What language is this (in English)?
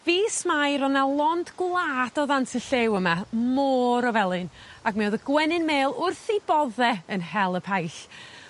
Welsh